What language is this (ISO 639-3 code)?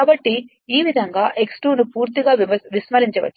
tel